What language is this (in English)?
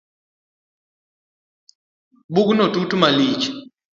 Luo (Kenya and Tanzania)